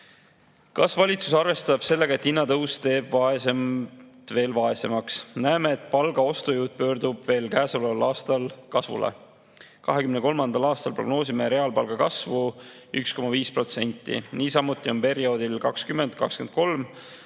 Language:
Estonian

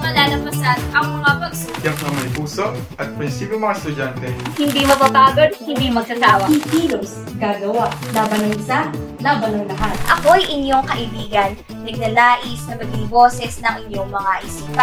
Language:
Filipino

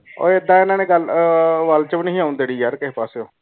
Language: Punjabi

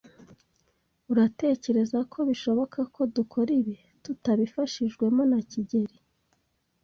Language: Kinyarwanda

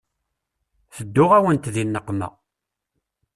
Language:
Kabyle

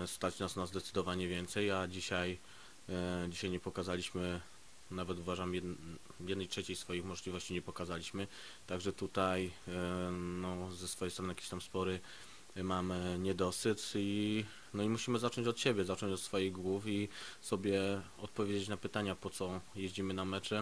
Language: Polish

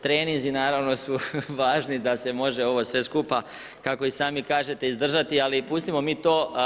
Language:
Croatian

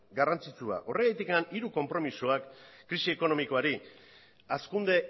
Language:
Basque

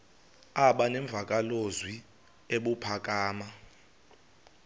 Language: Xhosa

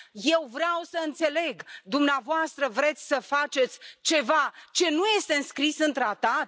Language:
Romanian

